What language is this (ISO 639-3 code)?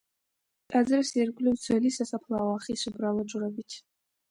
kat